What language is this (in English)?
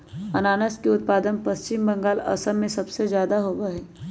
Magahi